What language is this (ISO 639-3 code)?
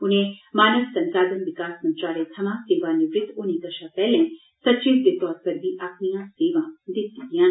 doi